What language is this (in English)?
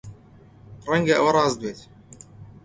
Central Kurdish